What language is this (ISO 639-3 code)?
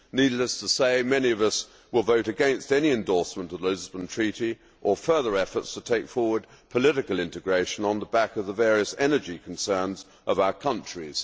eng